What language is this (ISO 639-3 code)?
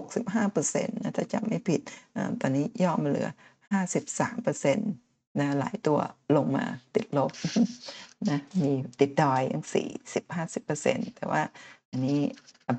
tha